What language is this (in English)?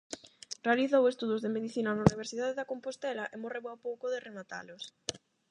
Galician